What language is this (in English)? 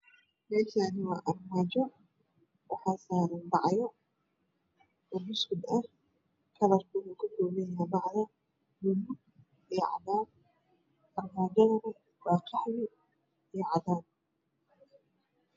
Somali